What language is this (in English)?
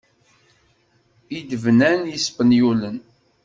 Kabyle